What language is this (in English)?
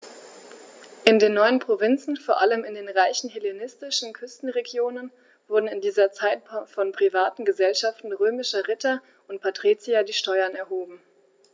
German